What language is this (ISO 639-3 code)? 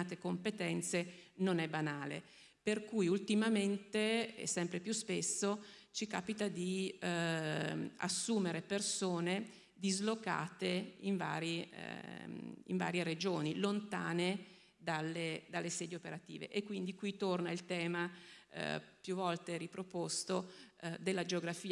ita